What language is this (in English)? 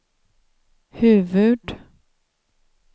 Swedish